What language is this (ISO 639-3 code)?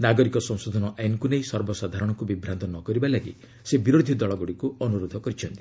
ori